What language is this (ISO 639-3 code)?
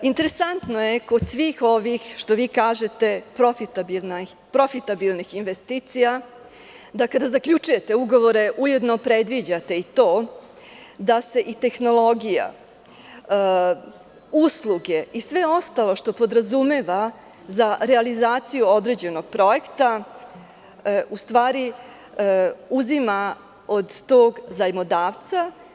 srp